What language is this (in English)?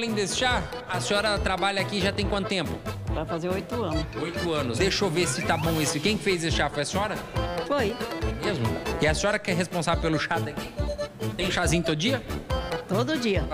Portuguese